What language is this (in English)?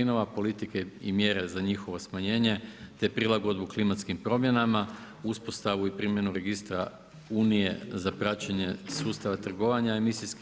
Croatian